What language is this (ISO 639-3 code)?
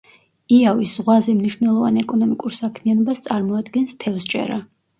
kat